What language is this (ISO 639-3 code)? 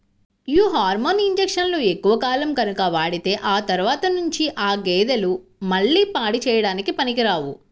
tel